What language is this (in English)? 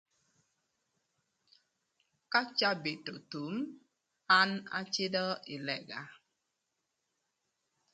Thur